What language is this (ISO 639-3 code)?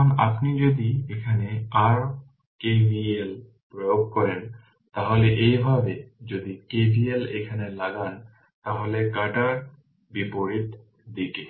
ben